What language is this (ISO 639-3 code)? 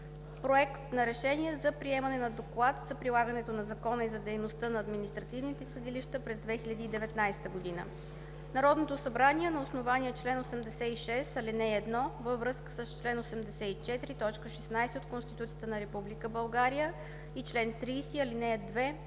bul